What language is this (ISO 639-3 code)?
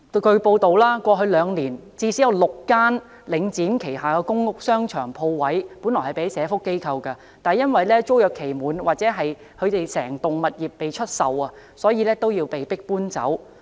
yue